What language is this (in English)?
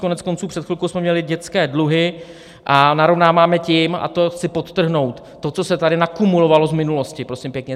Czech